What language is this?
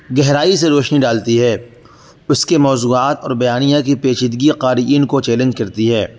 Urdu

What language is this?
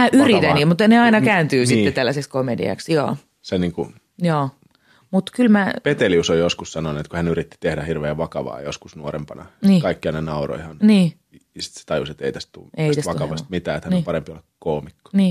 Finnish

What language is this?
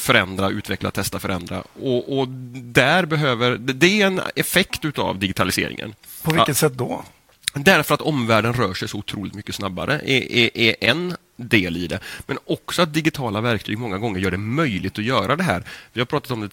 Swedish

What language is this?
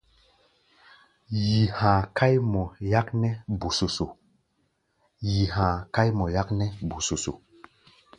Gbaya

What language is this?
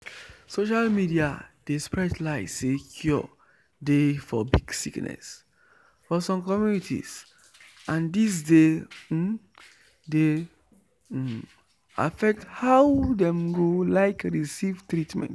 Nigerian Pidgin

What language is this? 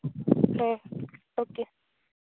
Santali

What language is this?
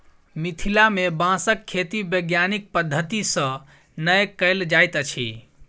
Maithili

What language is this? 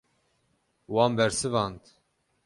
Kurdish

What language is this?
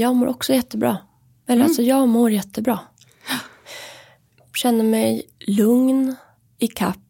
Swedish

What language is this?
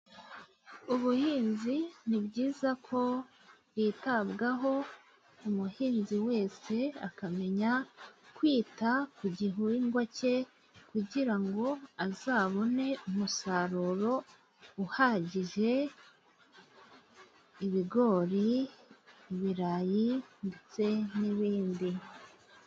Kinyarwanda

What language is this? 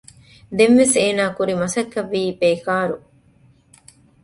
Divehi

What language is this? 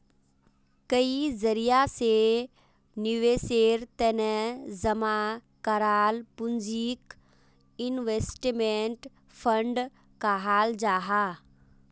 Magahi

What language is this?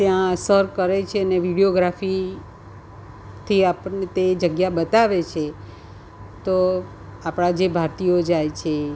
Gujarati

